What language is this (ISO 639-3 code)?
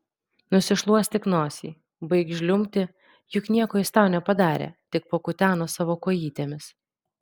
lit